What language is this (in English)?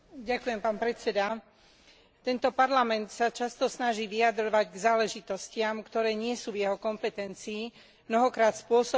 Slovak